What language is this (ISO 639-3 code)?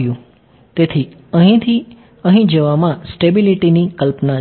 guj